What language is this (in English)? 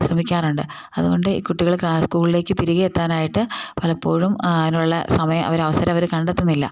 Malayalam